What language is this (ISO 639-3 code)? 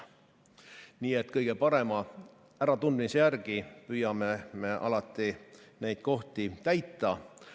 est